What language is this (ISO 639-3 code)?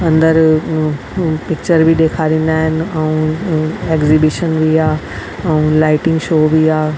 snd